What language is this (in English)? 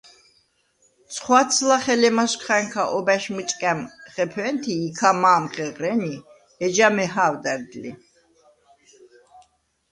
Svan